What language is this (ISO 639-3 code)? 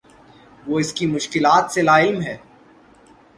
urd